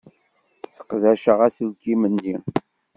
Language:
Kabyle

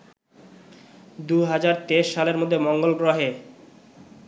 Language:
Bangla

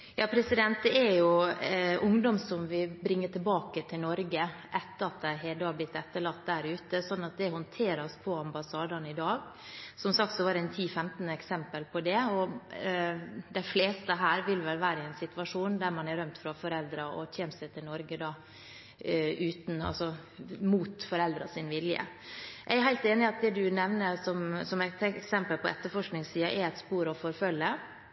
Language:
Norwegian Bokmål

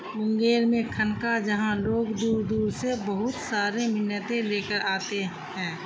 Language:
Urdu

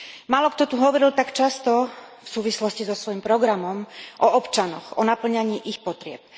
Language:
Slovak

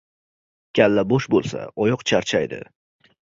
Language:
Uzbek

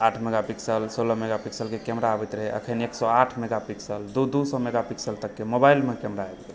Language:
Maithili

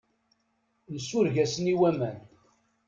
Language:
Kabyle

